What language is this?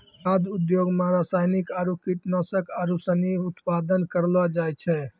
Maithili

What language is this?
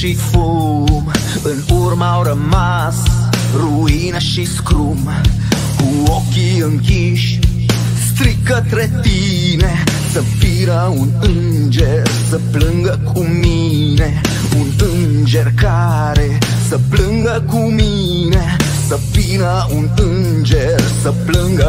Romanian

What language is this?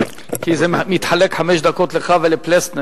Hebrew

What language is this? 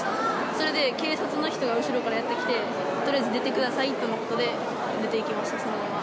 Japanese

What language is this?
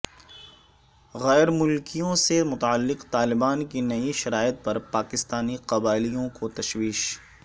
Urdu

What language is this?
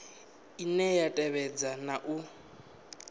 Venda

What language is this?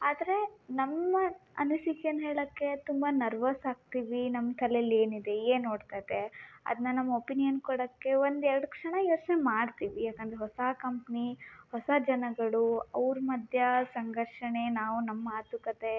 Kannada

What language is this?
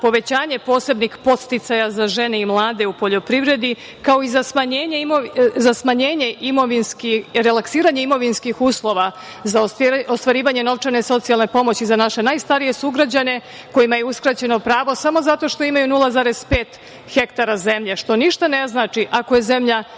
Serbian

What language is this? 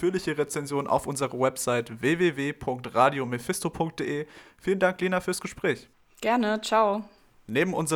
German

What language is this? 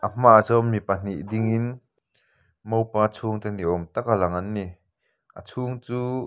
Mizo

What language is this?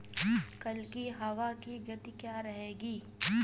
Hindi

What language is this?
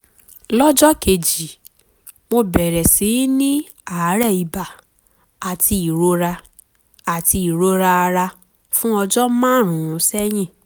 Yoruba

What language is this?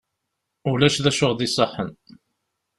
Kabyle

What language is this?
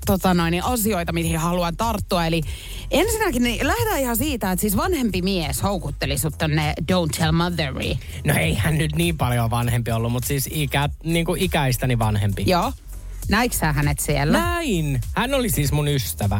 Finnish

